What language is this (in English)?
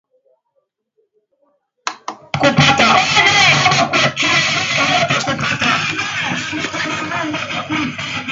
Swahili